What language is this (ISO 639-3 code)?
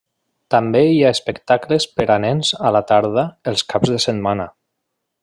cat